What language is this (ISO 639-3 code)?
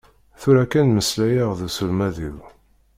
kab